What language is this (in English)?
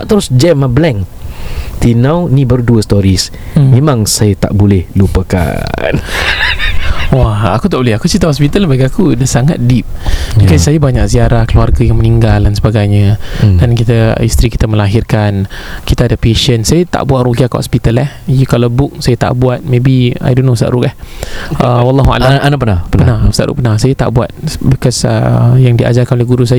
Malay